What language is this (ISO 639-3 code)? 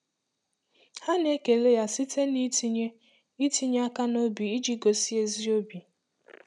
ibo